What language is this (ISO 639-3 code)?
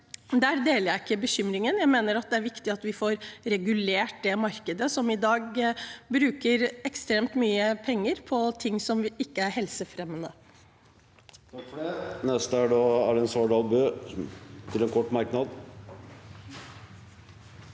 nor